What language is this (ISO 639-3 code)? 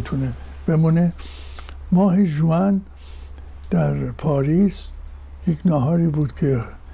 fas